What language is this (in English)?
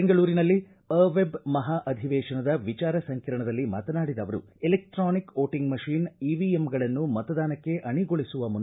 Kannada